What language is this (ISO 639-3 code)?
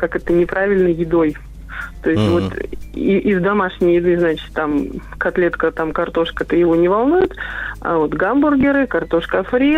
rus